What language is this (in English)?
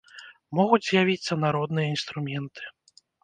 Belarusian